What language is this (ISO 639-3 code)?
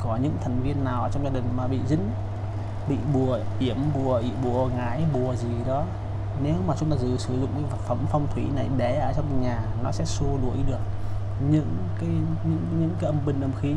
vie